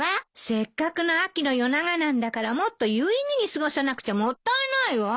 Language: Japanese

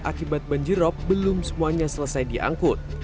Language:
Indonesian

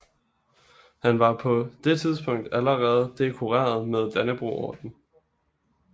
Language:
Danish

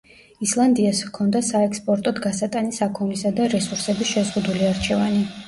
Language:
Georgian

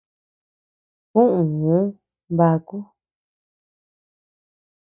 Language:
Tepeuxila Cuicatec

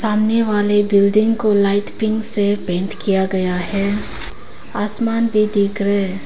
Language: Hindi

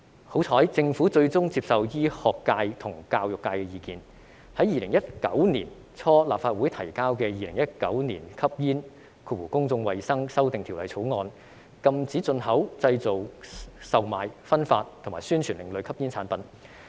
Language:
Cantonese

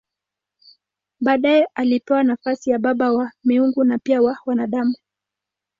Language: Swahili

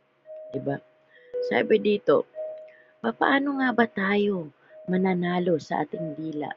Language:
Filipino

